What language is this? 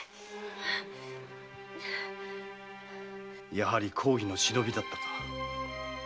Japanese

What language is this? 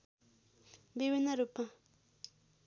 Nepali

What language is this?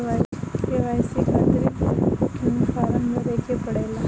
Bhojpuri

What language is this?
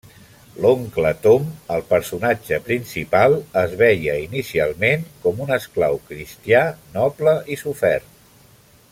Catalan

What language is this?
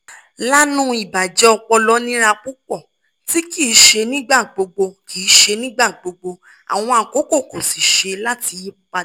Yoruba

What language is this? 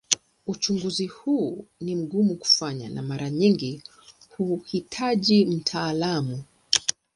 Swahili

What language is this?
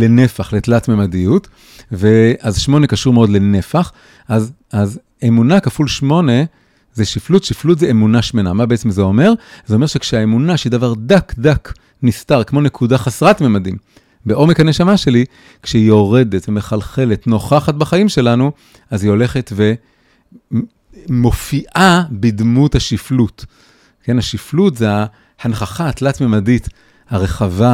Hebrew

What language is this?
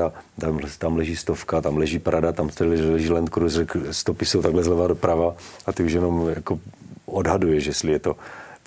Czech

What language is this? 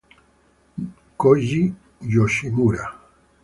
Spanish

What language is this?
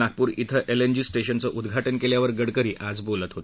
Marathi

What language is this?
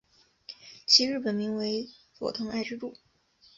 Chinese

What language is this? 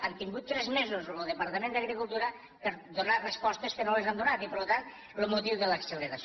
Catalan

